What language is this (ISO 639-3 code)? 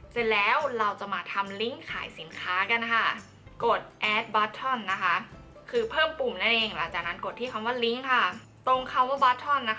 tha